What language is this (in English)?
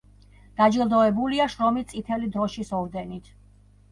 Georgian